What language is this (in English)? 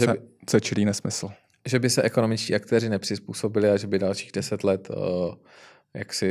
Czech